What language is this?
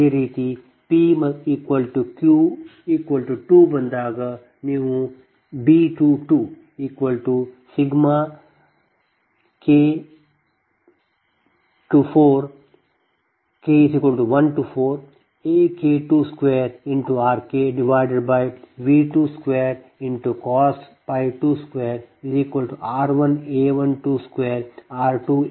Kannada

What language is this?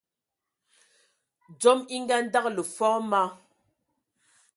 Ewondo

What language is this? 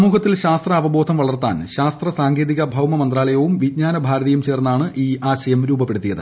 Malayalam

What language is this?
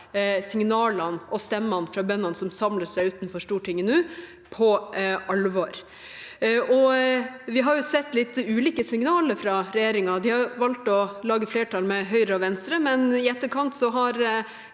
Norwegian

